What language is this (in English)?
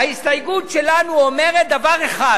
Hebrew